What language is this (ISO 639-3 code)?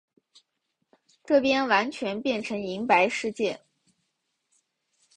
zho